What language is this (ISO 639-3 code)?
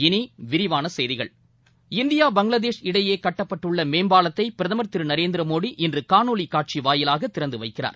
tam